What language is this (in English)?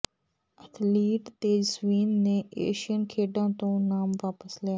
Punjabi